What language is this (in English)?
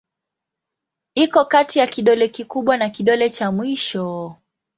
Swahili